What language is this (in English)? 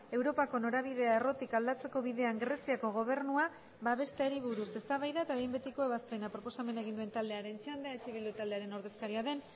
Basque